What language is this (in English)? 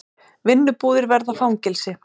Icelandic